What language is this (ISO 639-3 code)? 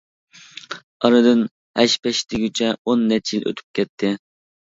uig